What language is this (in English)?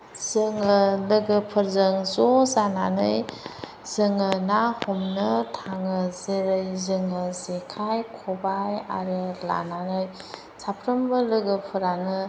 Bodo